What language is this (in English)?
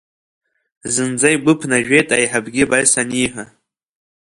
Abkhazian